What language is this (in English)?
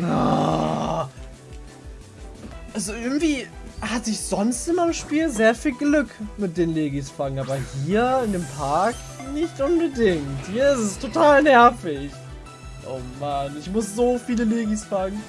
German